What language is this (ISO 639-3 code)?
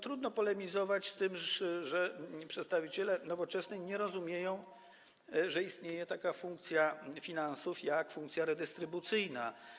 pol